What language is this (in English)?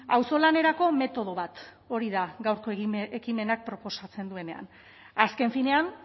Basque